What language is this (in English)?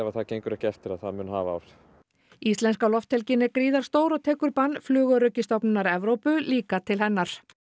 Icelandic